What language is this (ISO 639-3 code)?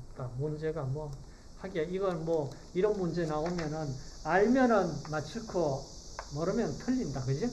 kor